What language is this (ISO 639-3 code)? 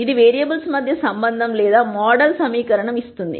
tel